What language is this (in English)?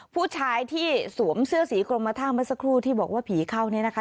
Thai